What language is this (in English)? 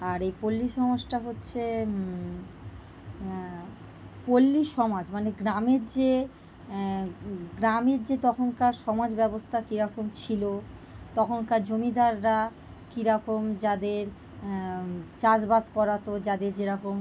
Bangla